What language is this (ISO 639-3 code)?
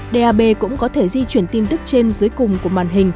vie